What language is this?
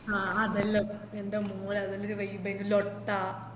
Malayalam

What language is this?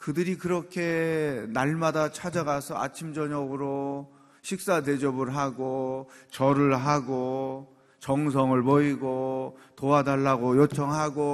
Korean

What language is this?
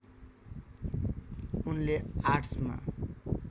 Nepali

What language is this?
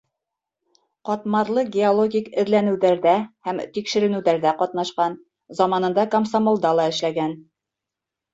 Bashkir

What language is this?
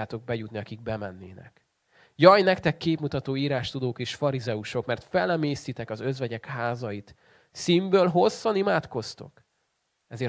Hungarian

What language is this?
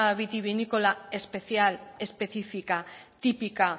Spanish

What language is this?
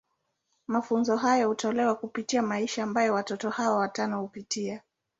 Swahili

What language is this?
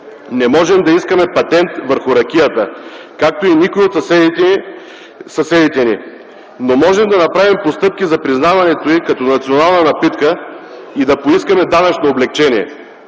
Bulgarian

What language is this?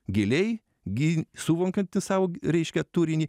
Lithuanian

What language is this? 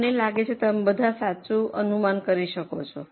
Gujarati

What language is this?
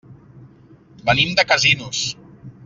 Catalan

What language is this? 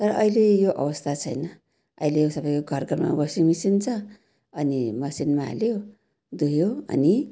Nepali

